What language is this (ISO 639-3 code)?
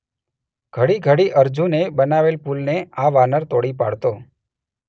guj